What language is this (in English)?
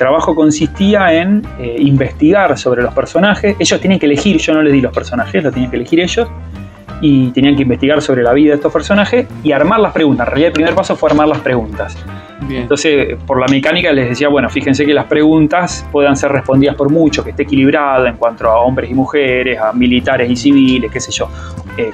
Spanish